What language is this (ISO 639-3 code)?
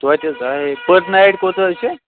kas